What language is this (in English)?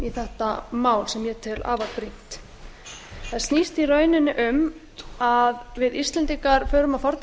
Icelandic